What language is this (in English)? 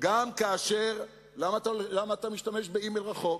Hebrew